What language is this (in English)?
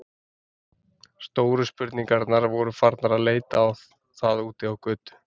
Icelandic